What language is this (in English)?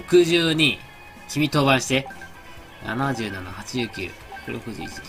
Japanese